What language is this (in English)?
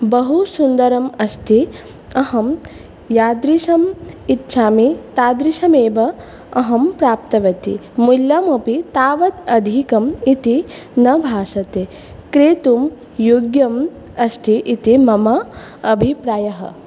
Sanskrit